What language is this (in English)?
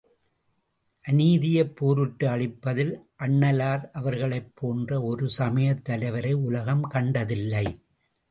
Tamil